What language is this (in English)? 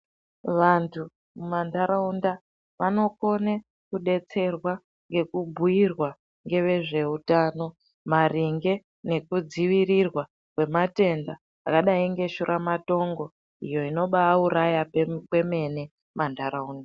Ndau